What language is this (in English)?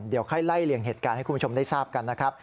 Thai